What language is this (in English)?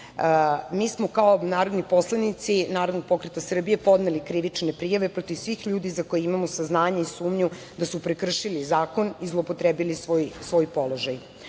Serbian